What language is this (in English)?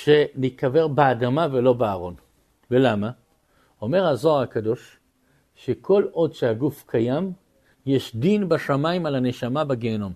Hebrew